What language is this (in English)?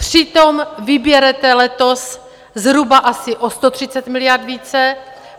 Czech